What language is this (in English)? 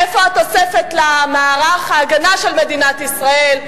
Hebrew